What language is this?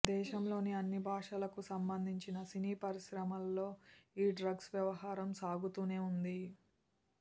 Telugu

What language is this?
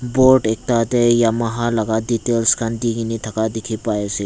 Naga Pidgin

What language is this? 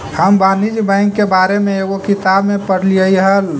Magahi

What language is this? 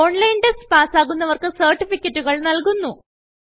Malayalam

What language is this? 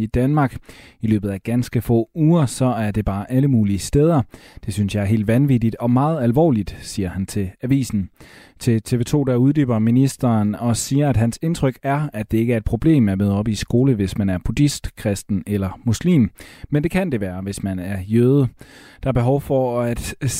Danish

